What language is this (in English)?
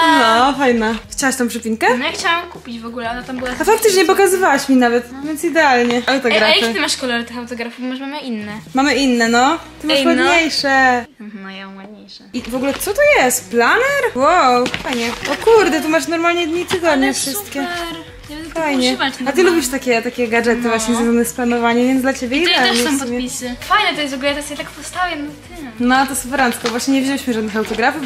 Polish